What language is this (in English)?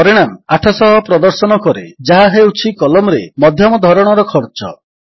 Odia